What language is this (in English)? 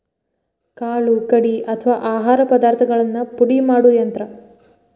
Kannada